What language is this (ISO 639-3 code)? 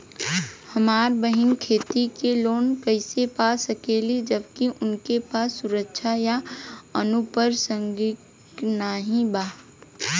bho